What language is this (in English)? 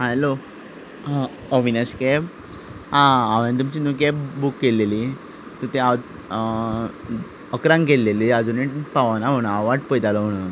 Konkani